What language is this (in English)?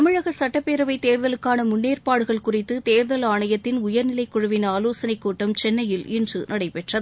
Tamil